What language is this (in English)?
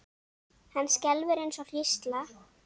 Icelandic